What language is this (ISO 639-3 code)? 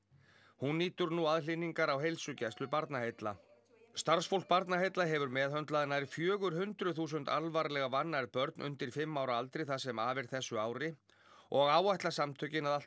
isl